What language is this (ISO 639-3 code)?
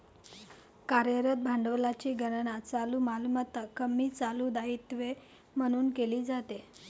mar